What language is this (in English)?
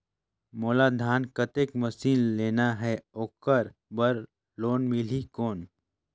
Chhattisgarhi